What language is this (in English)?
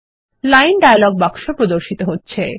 Bangla